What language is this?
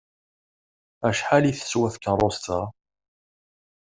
Kabyle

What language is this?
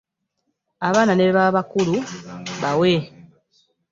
Ganda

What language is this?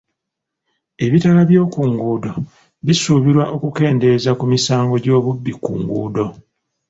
Ganda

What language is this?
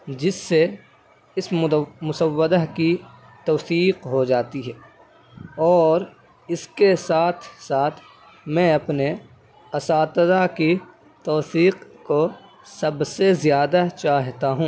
Urdu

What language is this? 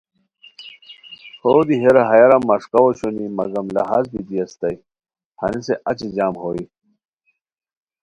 Khowar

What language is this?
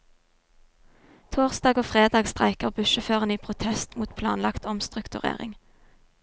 Norwegian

